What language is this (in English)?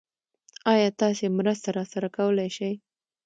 Pashto